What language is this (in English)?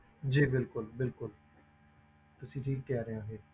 Punjabi